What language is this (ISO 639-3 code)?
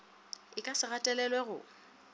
nso